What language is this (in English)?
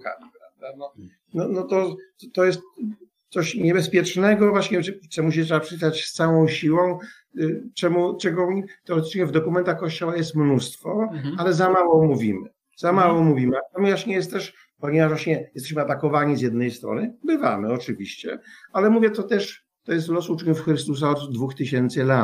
Polish